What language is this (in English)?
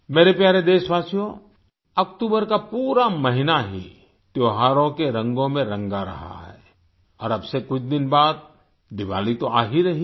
Hindi